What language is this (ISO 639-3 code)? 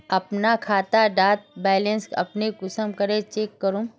mag